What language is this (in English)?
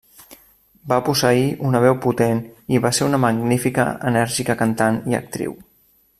Catalan